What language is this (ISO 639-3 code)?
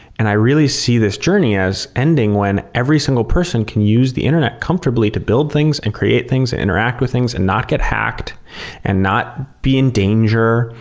eng